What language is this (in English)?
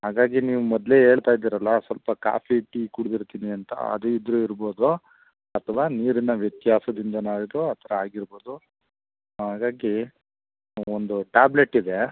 Kannada